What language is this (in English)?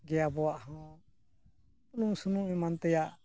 Santali